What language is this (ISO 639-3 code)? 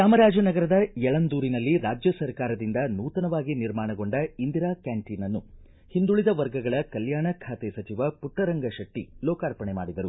kan